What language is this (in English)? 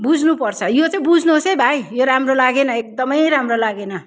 Nepali